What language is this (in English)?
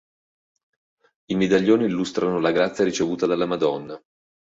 Italian